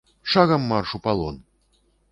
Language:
Belarusian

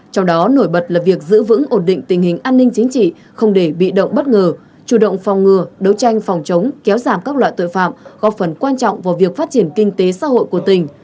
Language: Vietnamese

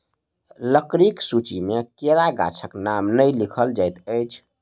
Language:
Maithili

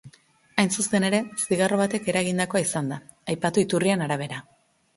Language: Basque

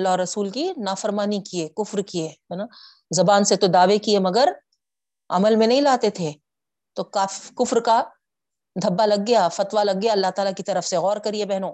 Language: Urdu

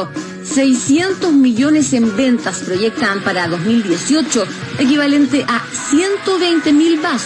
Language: Spanish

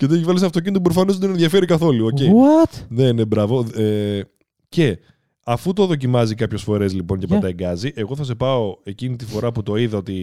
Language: Greek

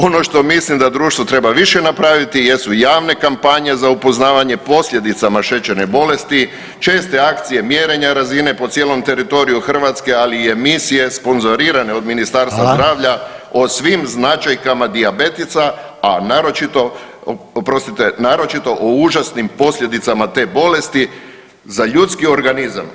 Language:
Croatian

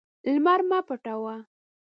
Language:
Pashto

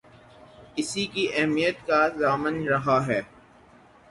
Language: Urdu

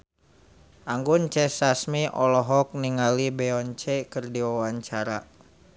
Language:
Sundanese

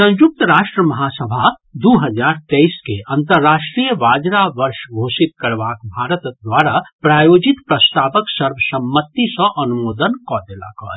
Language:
Maithili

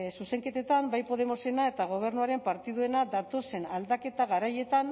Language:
Basque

